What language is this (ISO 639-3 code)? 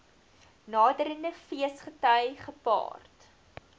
afr